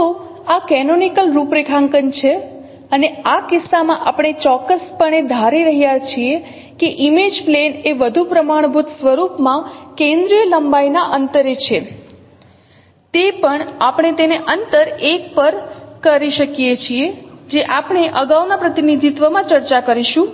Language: Gujarati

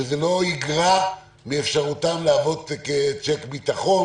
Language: Hebrew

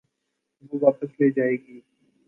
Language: Urdu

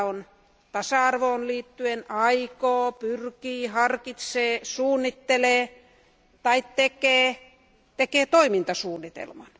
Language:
Finnish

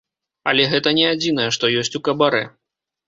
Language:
Belarusian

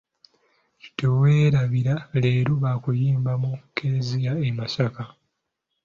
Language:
Ganda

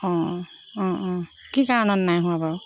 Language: Assamese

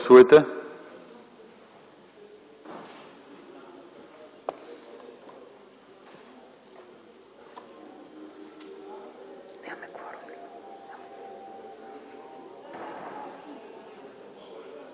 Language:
Bulgarian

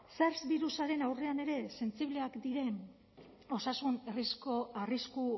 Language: Basque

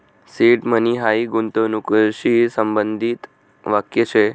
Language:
Marathi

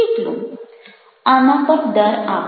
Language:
Gujarati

